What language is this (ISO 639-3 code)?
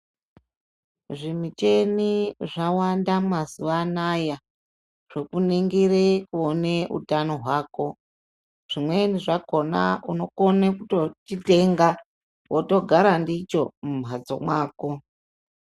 ndc